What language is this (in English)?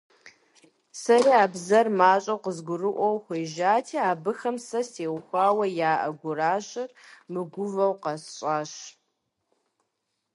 Kabardian